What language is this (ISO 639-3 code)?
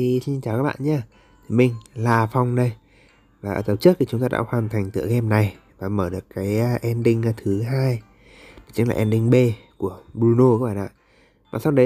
vie